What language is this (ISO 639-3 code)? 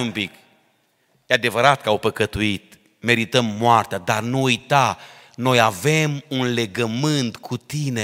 ron